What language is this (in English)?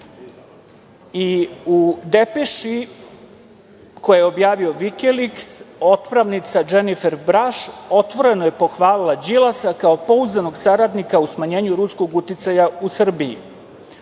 Serbian